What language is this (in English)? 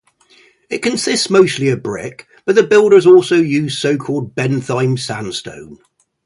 English